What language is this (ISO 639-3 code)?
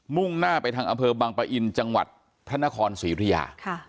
tha